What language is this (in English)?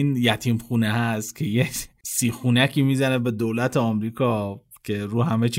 Persian